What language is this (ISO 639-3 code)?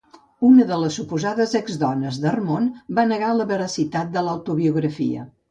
cat